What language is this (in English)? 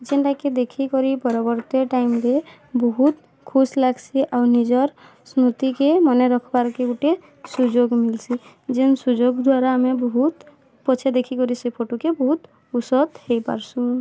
Odia